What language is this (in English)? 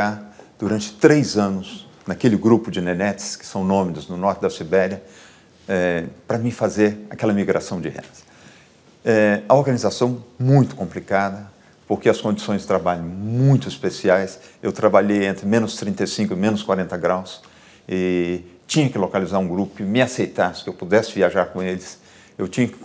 Portuguese